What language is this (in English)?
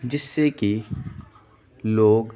Urdu